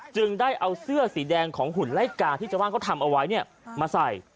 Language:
Thai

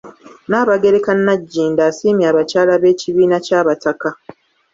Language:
Ganda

